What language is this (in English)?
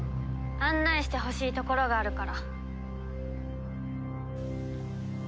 Japanese